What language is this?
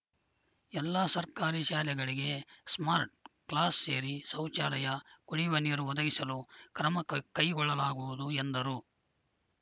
Kannada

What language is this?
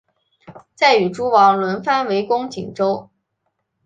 Chinese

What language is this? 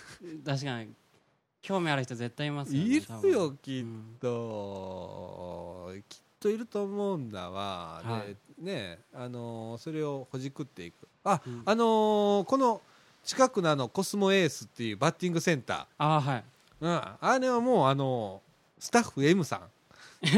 Japanese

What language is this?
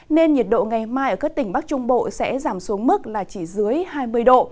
Vietnamese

